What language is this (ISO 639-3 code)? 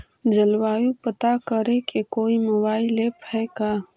mag